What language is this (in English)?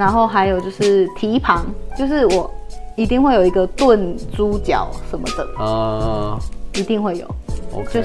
Chinese